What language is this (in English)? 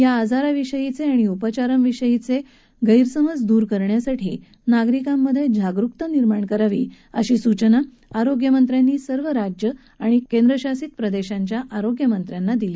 Marathi